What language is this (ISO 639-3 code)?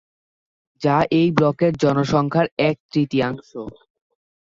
ben